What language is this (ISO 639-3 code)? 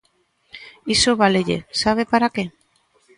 glg